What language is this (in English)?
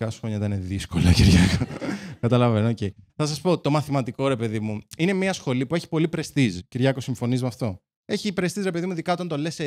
Greek